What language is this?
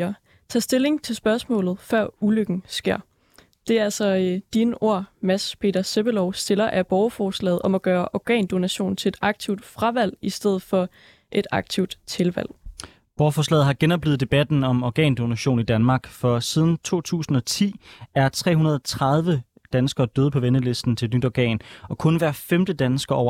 Danish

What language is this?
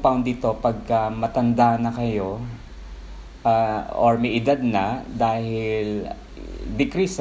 Filipino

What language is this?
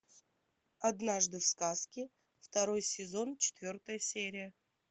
Russian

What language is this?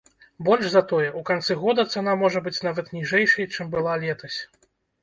Belarusian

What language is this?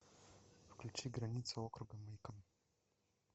Russian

